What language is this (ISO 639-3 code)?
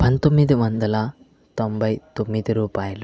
tel